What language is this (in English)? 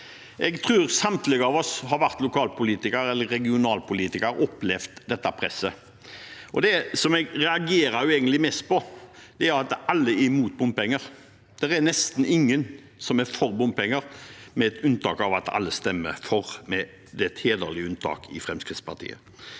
Norwegian